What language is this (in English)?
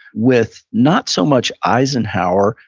English